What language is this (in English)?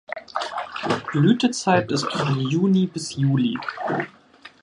German